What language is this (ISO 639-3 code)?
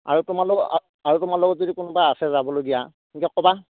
asm